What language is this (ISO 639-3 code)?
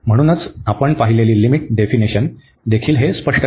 mar